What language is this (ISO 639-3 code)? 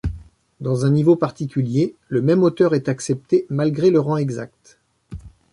fra